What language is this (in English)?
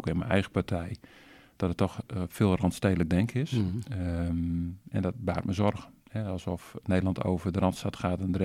Dutch